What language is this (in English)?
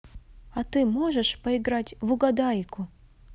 Russian